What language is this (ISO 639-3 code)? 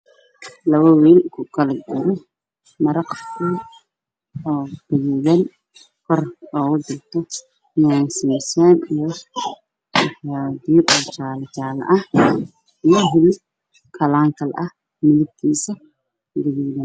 som